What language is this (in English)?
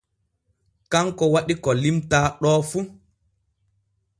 Borgu Fulfulde